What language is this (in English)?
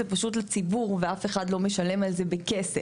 Hebrew